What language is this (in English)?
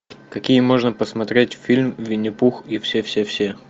Russian